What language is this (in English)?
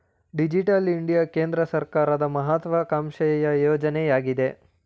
Kannada